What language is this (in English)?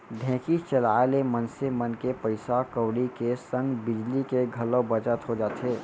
Chhattisgarhi